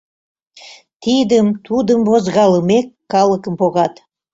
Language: Mari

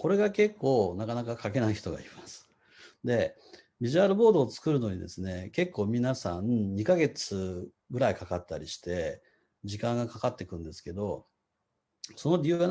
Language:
Japanese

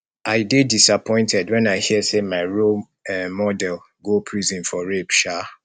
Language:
Nigerian Pidgin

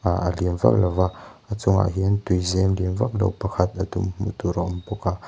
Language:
Mizo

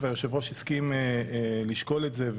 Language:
Hebrew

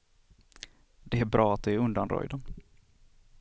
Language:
Swedish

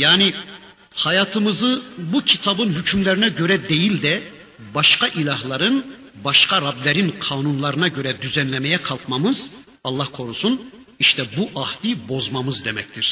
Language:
Turkish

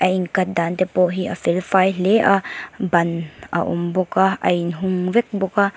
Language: Mizo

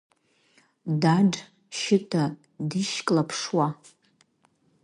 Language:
Abkhazian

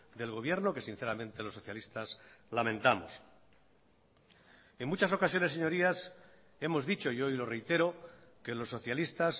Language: Spanish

